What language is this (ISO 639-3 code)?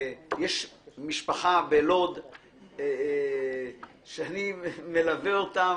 heb